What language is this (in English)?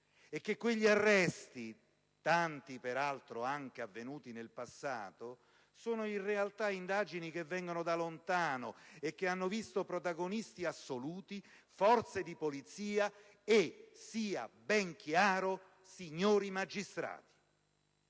Italian